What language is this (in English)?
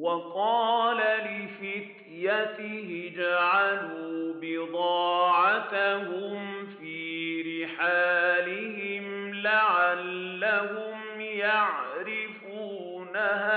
Arabic